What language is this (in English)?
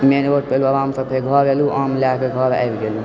Maithili